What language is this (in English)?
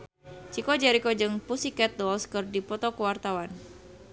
Sundanese